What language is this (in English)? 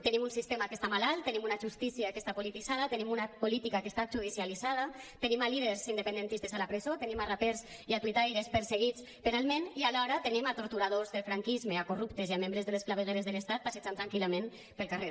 Catalan